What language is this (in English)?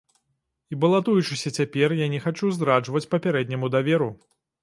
Belarusian